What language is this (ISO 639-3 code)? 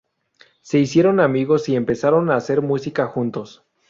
spa